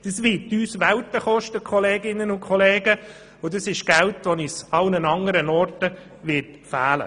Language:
Swiss German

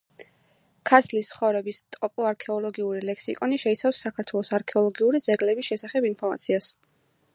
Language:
Georgian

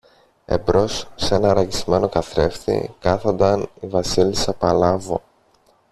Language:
Greek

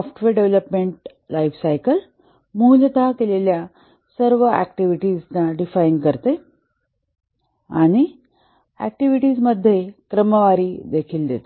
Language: Marathi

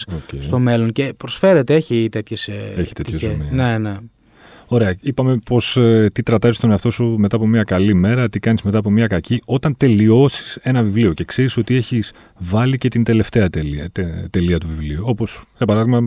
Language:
Greek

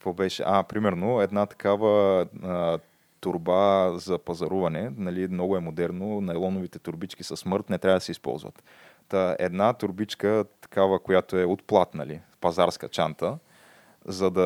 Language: Bulgarian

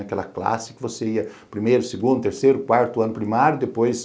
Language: Portuguese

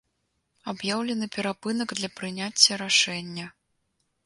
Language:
Belarusian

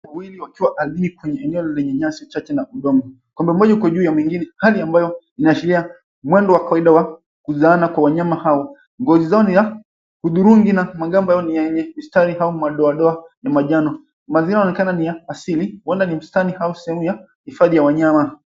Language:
Swahili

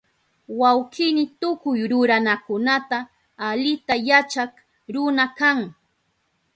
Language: Southern Pastaza Quechua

